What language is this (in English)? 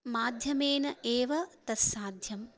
Sanskrit